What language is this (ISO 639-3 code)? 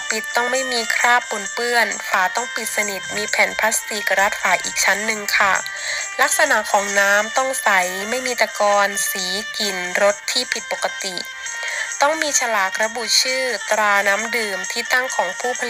tha